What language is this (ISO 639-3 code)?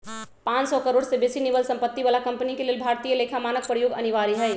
mag